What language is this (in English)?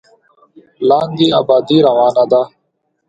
Pashto